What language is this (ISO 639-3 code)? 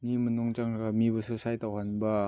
mni